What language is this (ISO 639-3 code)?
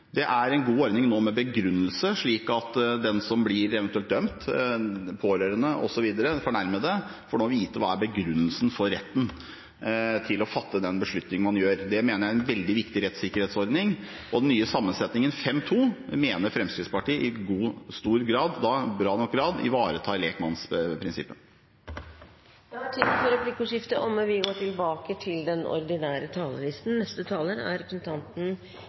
nor